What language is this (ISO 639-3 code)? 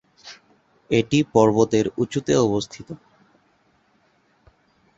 ben